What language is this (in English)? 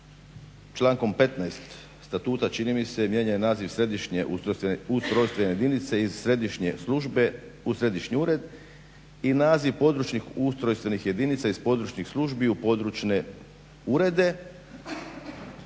Croatian